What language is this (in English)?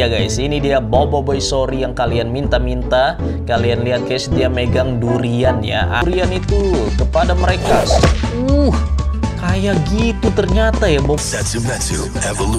Indonesian